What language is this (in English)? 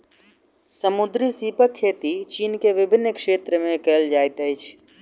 Maithili